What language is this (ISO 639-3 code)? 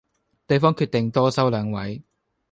yue